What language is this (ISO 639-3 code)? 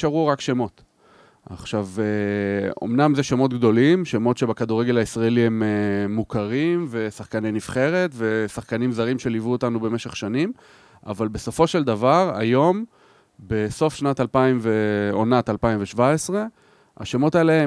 heb